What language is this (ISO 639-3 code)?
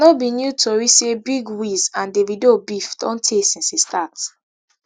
pcm